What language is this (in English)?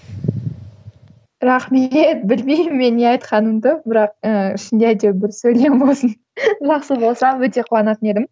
Kazakh